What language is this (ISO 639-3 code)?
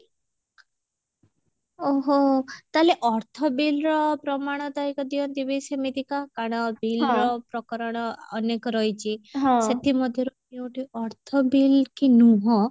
ori